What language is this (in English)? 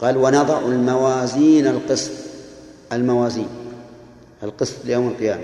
Arabic